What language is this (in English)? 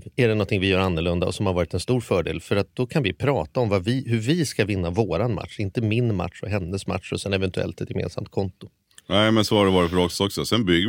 Swedish